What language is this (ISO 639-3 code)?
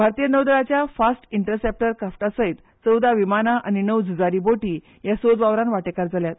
kok